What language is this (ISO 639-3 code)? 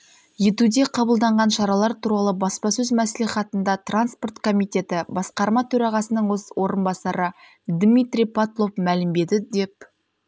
kaz